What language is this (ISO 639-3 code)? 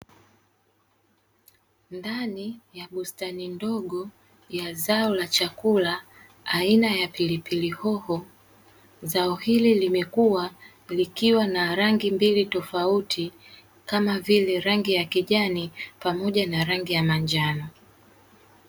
swa